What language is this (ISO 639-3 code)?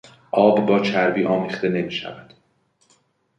fas